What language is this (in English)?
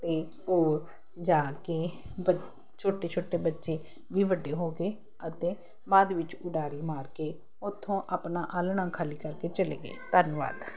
Punjabi